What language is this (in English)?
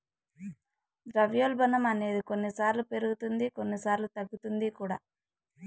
Telugu